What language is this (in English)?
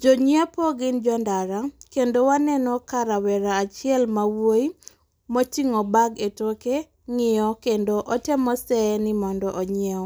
Luo (Kenya and Tanzania)